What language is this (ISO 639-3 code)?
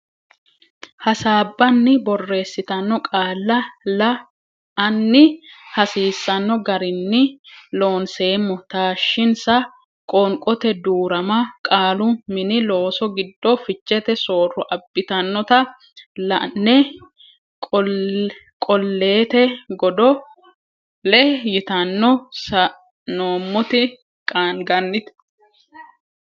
sid